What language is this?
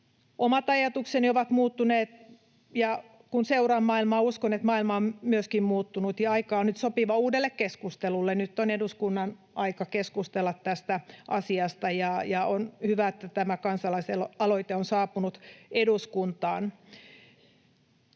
Finnish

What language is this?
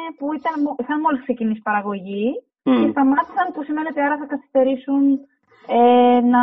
Greek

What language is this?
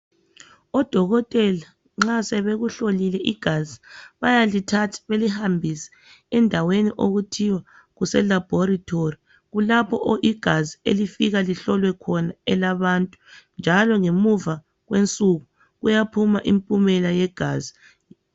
North Ndebele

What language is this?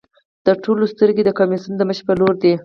Pashto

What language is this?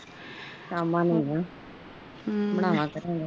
Punjabi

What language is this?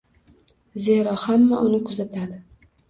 Uzbek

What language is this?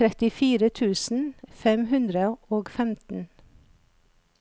Norwegian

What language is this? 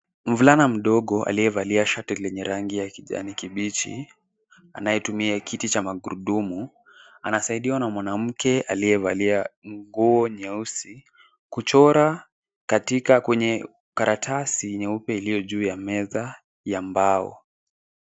Swahili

